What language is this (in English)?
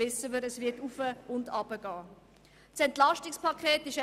Swiss German